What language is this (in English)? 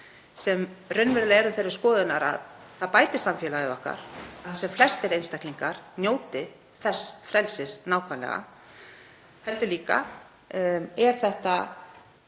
Icelandic